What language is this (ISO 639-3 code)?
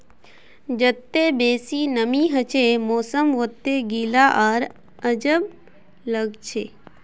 mag